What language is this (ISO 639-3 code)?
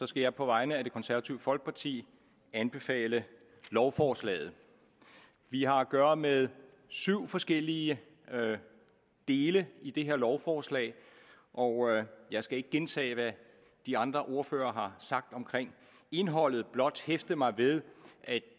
dan